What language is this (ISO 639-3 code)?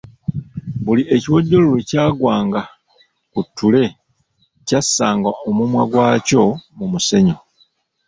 lug